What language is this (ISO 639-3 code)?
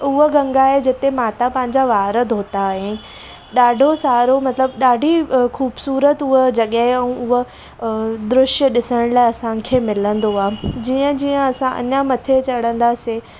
snd